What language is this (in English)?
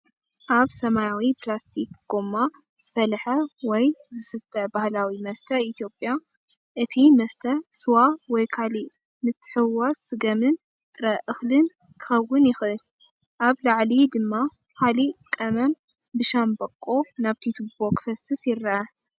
Tigrinya